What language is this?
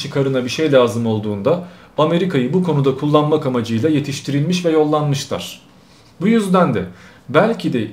Turkish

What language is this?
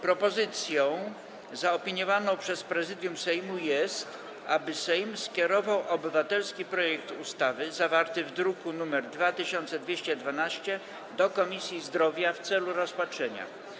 Polish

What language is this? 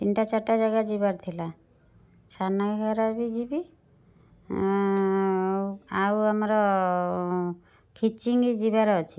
Odia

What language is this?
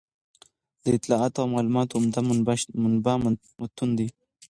Pashto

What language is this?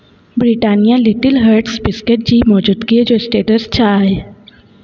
Sindhi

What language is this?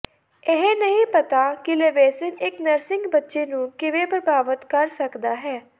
Punjabi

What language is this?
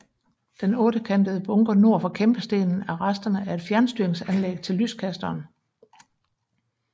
Danish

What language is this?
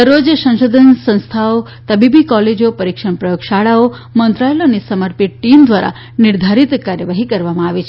Gujarati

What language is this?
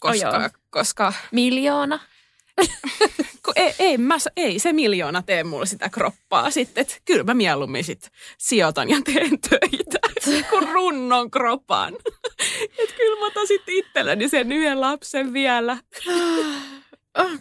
Finnish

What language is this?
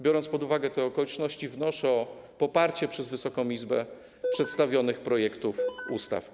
Polish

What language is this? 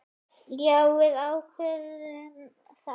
Icelandic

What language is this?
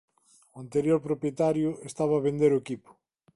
Galician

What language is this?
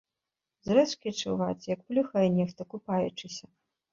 Belarusian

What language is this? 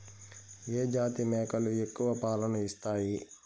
Telugu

